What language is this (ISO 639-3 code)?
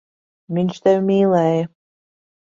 lav